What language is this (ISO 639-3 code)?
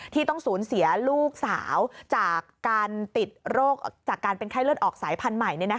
tha